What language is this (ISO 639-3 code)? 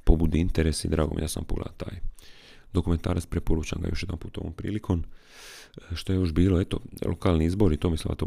hrv